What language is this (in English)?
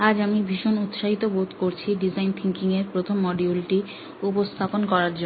Bangla